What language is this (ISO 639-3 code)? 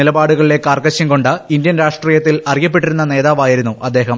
mal